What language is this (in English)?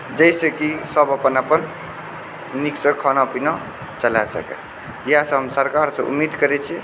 Maithili